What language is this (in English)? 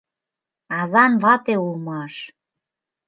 Mari